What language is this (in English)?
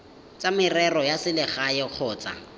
Tswana